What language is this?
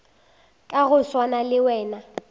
Northern Sotho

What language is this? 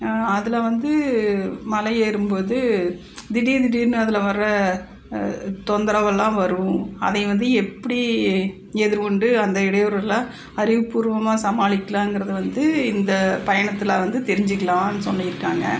Tamil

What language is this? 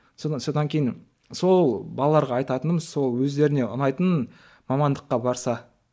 Kazakh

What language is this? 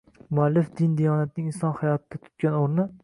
Uzbek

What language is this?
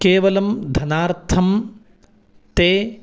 Sanskrit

